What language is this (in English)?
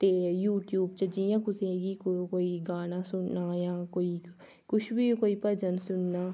Dogri